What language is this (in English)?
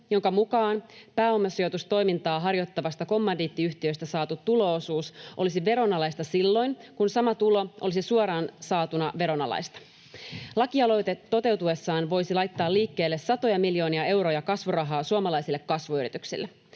Finnish